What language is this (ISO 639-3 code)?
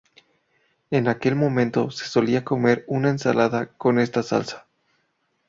spa